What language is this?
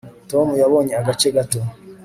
Kinyarwanda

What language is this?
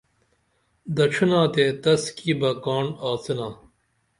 Dameli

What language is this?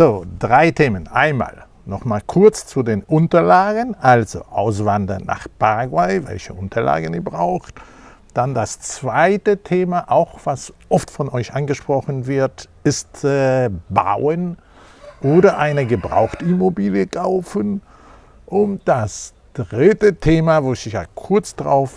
German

